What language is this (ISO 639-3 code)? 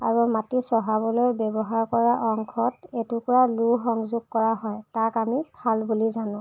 asm